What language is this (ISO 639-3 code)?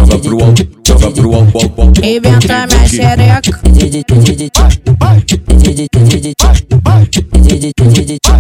por